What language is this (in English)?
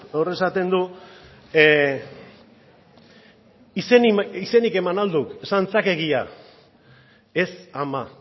Basque